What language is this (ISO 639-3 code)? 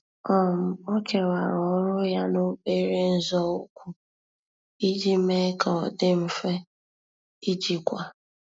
ibo